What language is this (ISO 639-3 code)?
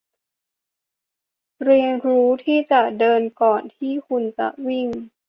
tha